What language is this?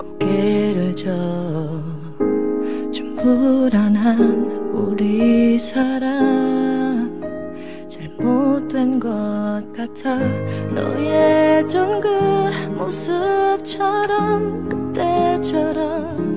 Korean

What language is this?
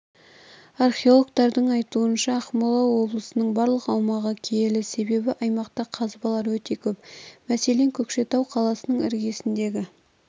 Kazakh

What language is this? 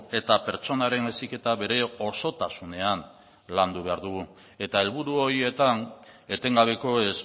Basque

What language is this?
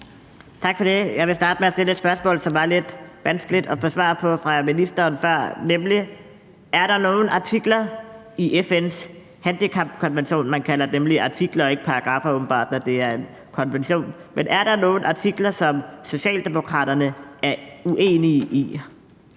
Danish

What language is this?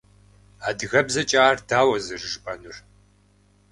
Kabardian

